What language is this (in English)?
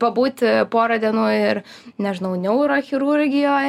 Lithuanian